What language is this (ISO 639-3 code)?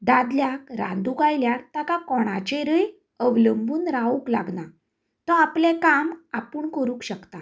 kok